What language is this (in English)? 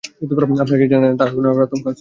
Bangla